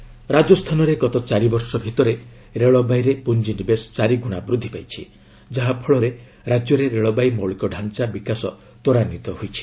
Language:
Odia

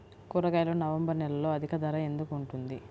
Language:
Telugu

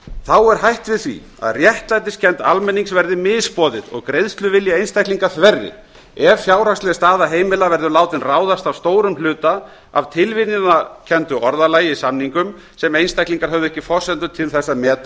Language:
Icelandic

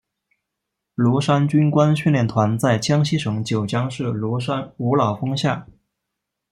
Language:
Chinese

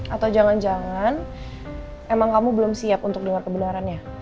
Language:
Indonesian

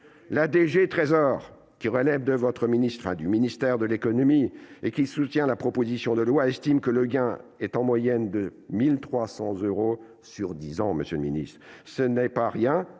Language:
French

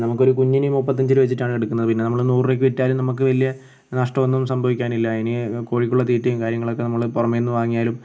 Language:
Malayalam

